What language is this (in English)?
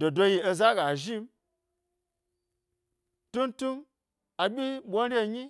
Gbari